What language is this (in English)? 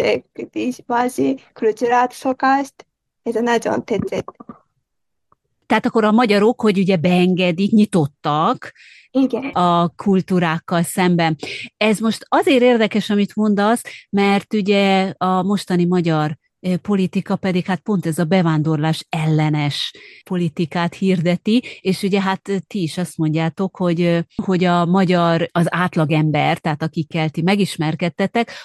Hungarian